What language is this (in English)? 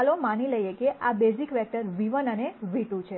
Gujarati